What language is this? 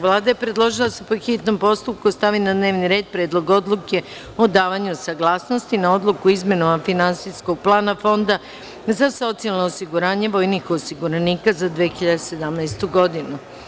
Serbian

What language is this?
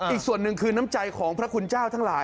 Thai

